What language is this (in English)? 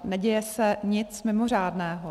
Czech